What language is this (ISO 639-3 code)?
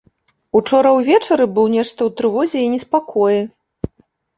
bel